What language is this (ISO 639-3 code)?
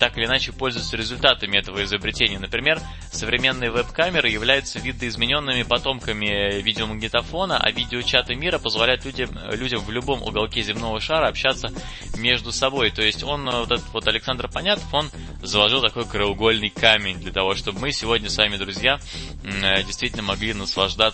rus